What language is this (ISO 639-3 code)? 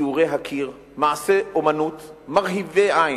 heb